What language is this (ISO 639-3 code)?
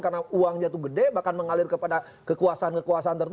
ind